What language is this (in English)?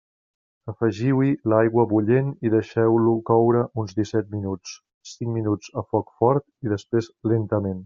Catalan